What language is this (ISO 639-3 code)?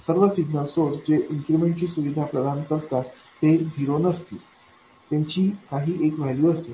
mar